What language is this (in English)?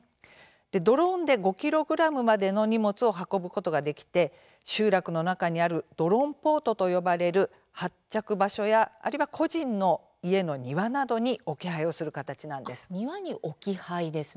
Japanese